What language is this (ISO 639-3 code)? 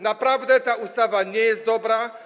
pol